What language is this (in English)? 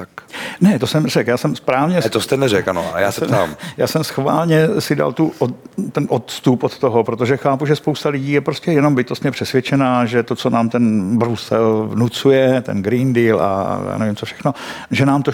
Czech